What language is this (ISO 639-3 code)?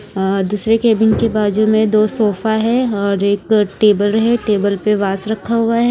hin